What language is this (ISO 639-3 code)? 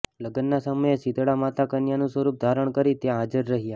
guj